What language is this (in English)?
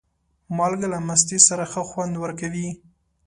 Pashto